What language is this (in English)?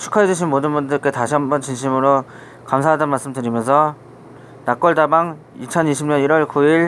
Korean